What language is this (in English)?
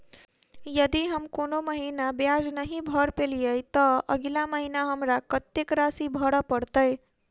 Maithili